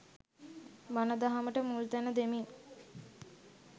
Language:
Sinhala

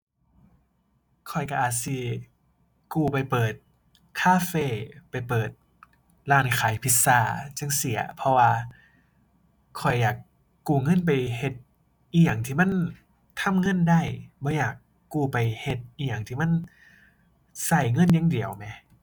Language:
Thai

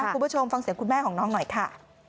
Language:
Thai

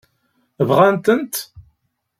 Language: Kabyle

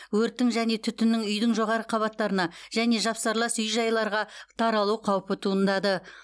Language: Kazakh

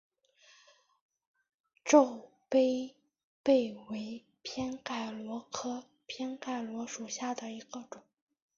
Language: Chinese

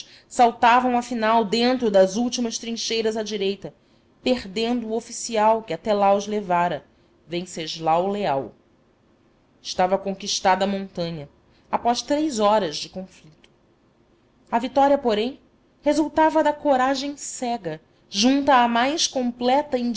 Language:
Portuguese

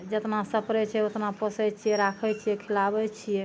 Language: Maithili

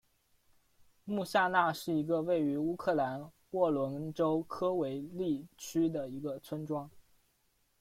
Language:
Chinese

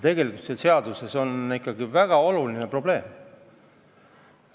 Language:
Estonian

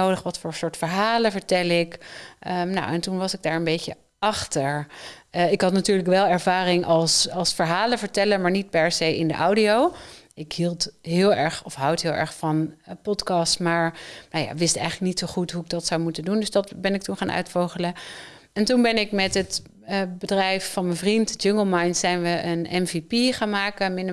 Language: Dutch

